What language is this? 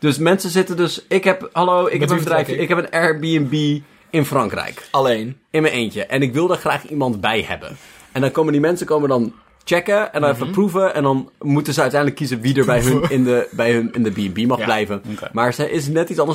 Dutch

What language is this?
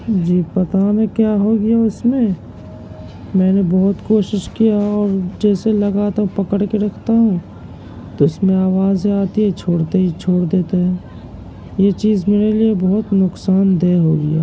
Urdu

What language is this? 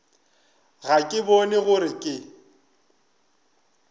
Northern Sotho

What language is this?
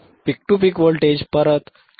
Marathi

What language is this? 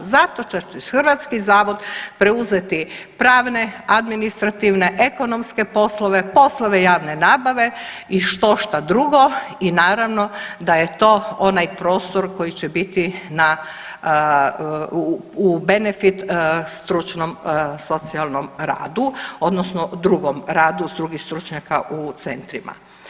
Croatian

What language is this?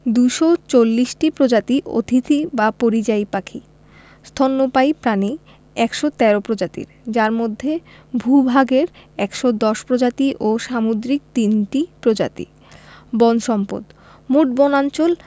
Bangla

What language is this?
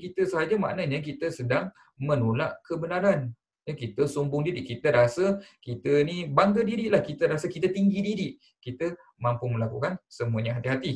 Malay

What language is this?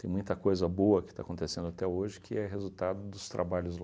Portuguese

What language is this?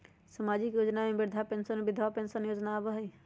Magahi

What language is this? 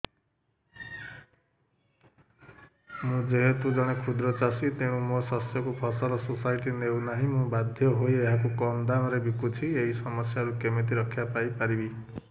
Odia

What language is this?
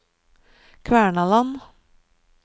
Norwegian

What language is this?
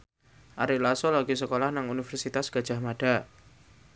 Javanese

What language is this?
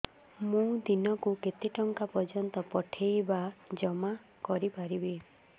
Odia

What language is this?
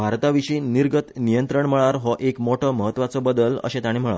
Konkani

